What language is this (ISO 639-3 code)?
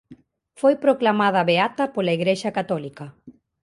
glg